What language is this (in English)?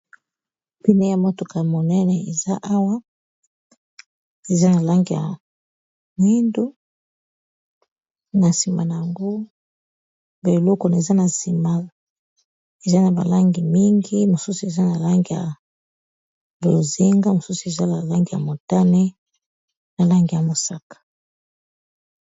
Lingala